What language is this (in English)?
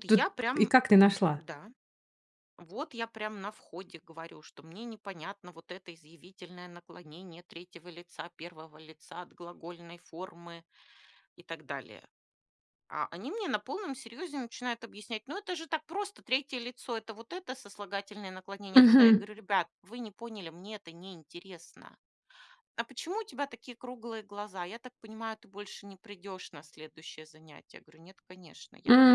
Russian